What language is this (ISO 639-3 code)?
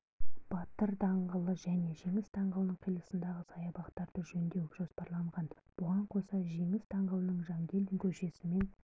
kaz